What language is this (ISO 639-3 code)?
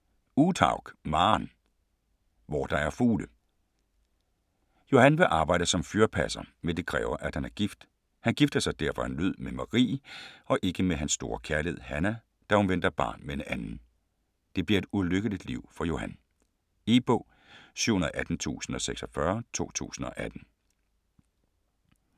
dan